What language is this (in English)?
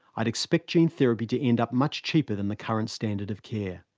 English